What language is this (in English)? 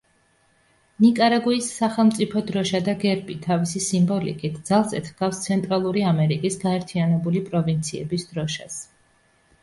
Georgian